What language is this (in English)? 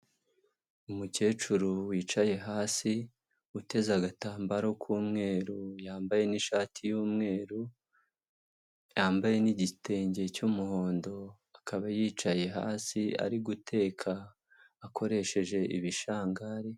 Kinyarwanda